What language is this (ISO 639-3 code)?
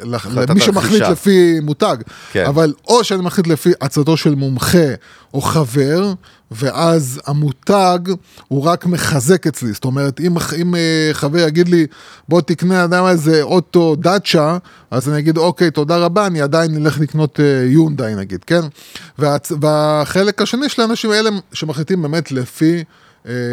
heb